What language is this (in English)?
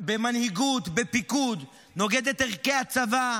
Hebrew